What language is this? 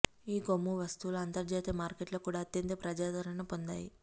Telugu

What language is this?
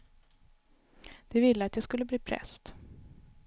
Swedish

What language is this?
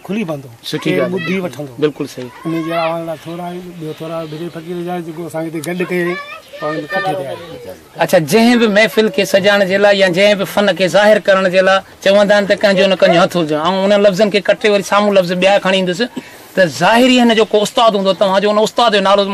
Arabic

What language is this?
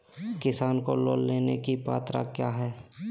Magahi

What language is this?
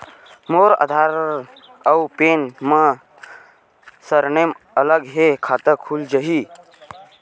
Chhattisgarhi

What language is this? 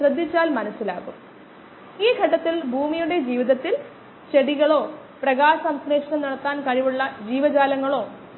Malayalam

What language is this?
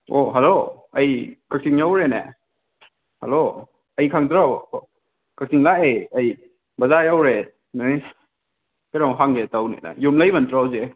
Manipuri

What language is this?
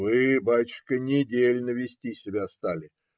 Russian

